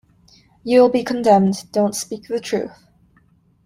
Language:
English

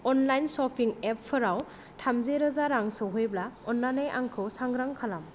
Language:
Bodo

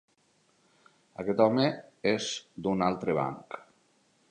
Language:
Catalan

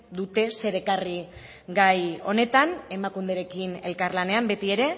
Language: Basque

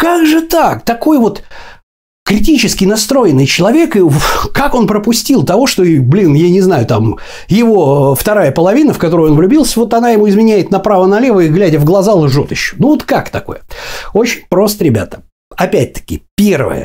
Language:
Russian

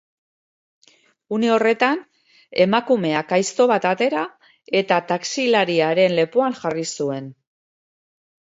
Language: Basque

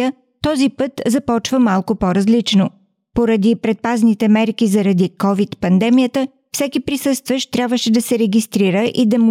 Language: Bulgarian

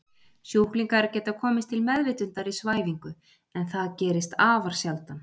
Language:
Icelandic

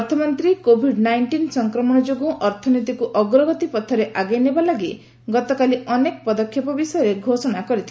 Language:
Odia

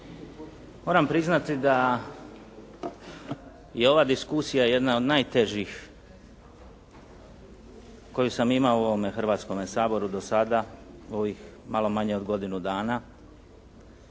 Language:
Croatian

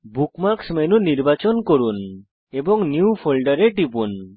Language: Bangla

